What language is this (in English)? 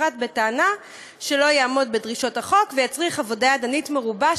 Hebrew